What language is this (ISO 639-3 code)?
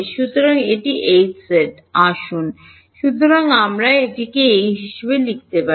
ben